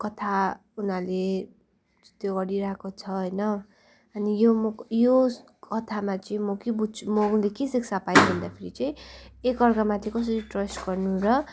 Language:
Nepali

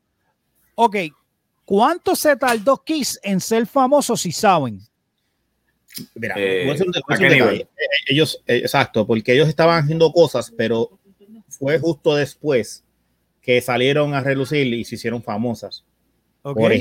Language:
Spanish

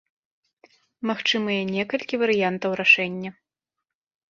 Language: Belarusian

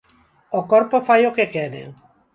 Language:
Galician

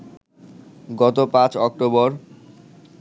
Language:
Bangla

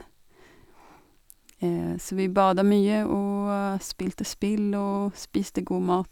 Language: Norwegian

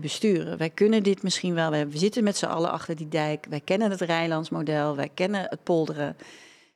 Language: Dutch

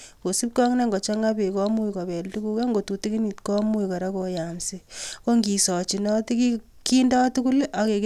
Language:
Kalenjin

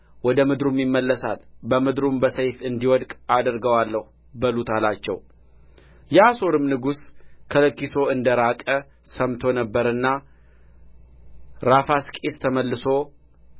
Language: Amharic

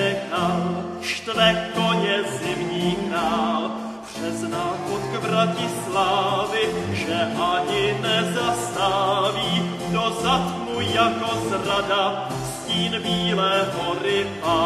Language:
Romanian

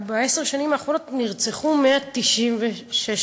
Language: Hebrew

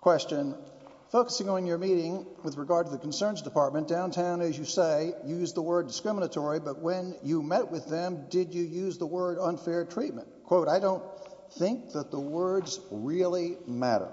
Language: English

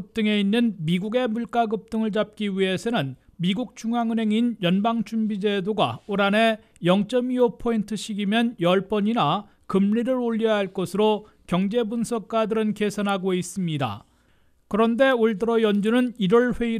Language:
Korean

